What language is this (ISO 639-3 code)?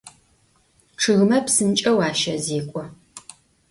ady